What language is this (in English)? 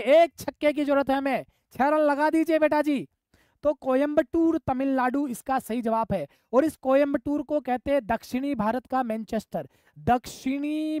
Hindi